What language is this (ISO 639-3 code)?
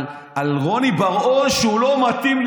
heb